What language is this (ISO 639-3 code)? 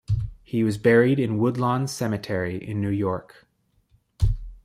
eng